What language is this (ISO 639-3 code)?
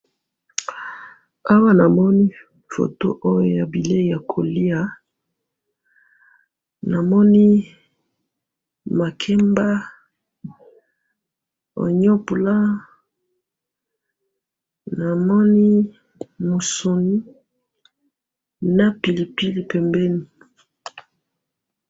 lin